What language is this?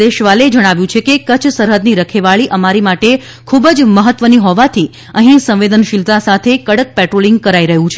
Gujarati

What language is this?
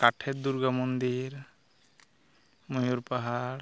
Santali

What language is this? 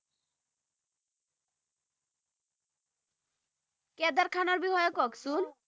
Assamese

